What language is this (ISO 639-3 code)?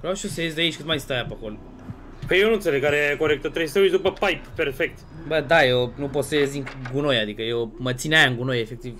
ron